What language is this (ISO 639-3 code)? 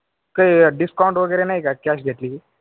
mar